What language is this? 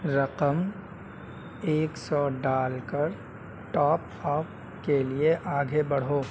Urdu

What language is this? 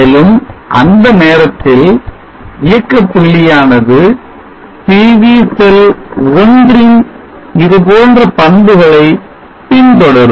Tamil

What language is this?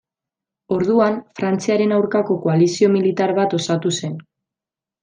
Basque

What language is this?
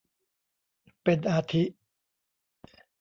Thai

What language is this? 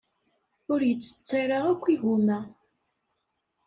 Kabyle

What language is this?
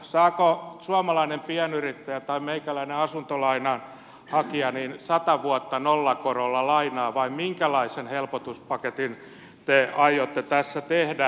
Finnish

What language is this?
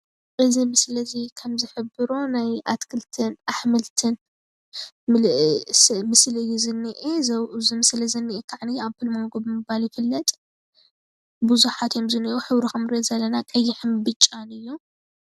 Tigrinya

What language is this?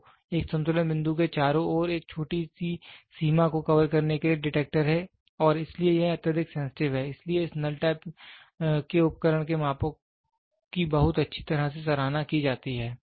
Hindi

